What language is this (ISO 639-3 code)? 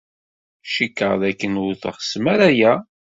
kab